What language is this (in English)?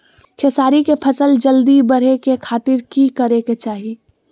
Magahi